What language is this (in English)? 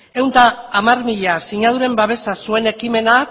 Basque